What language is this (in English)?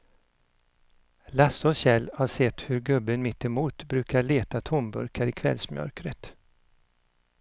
Swedish